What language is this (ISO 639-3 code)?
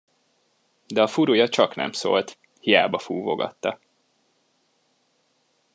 hun